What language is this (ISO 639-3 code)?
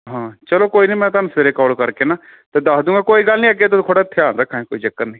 pan